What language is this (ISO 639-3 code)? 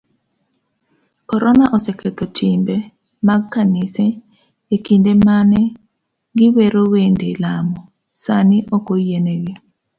luo